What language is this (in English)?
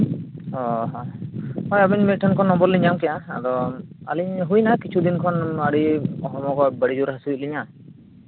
Santali